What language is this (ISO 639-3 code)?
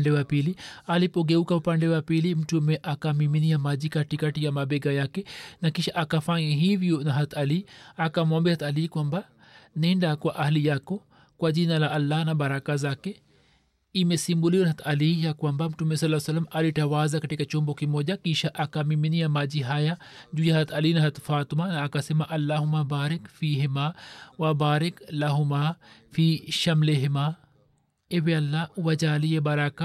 swa